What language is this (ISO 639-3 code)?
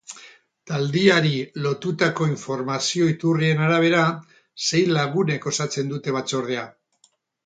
eus